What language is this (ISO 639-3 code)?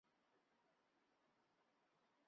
zho